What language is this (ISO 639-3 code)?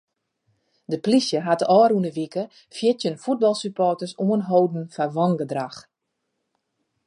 fry